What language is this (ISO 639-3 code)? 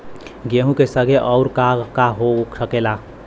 bho